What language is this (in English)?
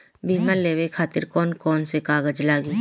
Bhojpuri